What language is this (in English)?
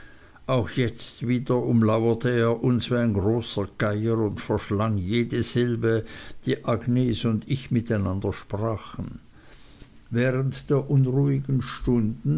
German